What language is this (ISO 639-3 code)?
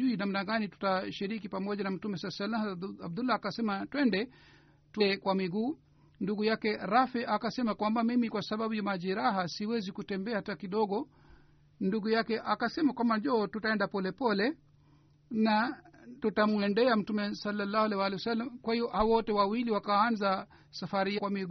swa